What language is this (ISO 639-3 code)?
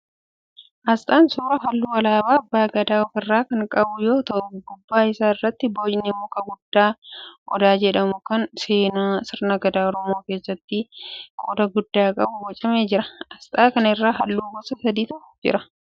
orm